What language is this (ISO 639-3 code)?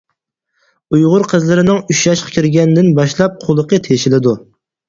uig